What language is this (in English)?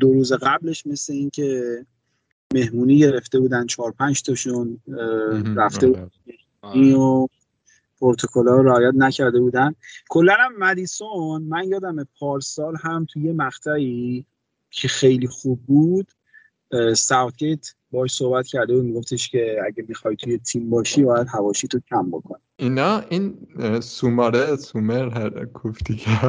Persian